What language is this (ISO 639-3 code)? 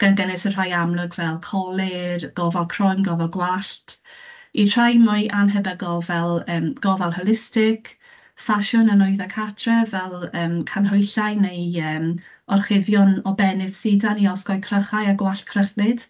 cym